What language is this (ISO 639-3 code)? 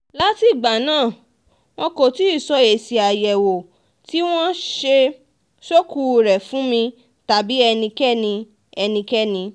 yor